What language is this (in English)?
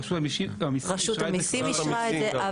Hebrew